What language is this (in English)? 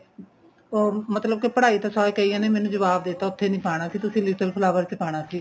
Punjabi